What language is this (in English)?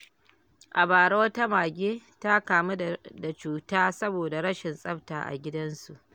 Hausa